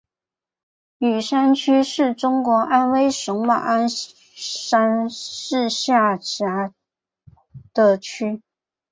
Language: Chinese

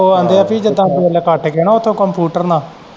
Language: Punjabi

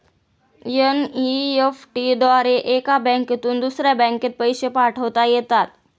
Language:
Marathi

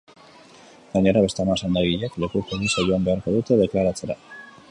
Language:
Basque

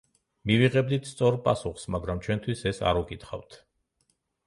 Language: Georgian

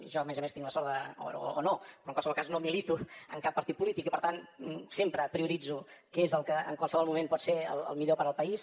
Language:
Catalan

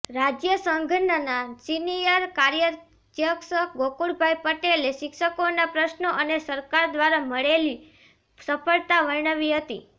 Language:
Gujarati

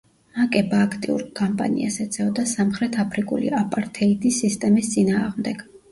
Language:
Georgian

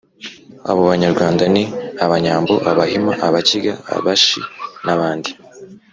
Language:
Kinyarwanda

